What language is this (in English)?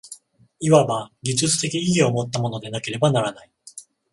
Japanese